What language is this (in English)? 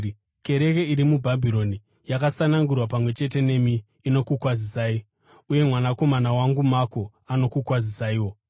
Shona